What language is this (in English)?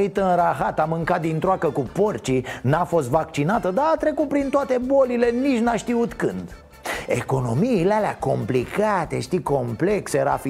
Romanian